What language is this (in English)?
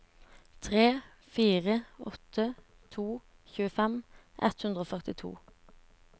Norwegian